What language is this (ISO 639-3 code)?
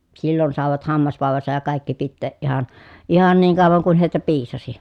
fin